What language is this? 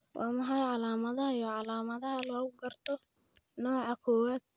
Somali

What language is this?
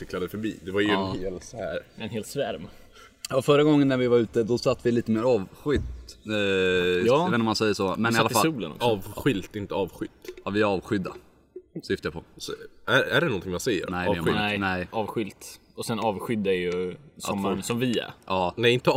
Swedish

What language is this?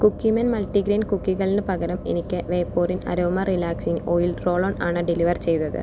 Malayalam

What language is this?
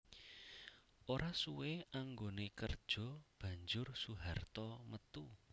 Javanese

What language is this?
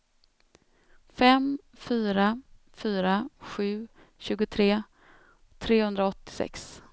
Swedish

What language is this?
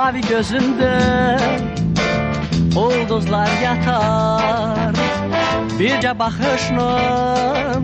Turkish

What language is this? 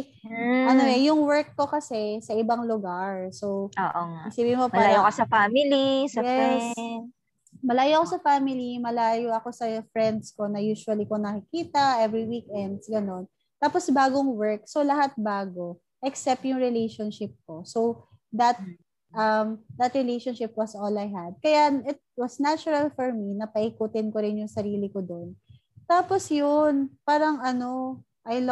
Filipino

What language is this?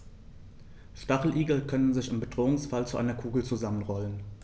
German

